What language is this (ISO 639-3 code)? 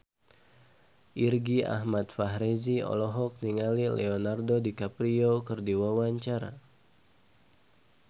sun